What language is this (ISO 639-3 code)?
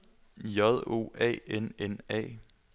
dan